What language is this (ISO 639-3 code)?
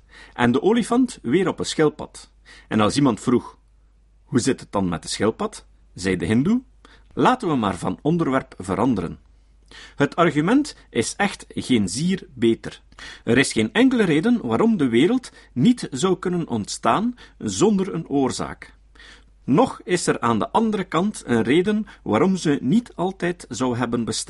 nld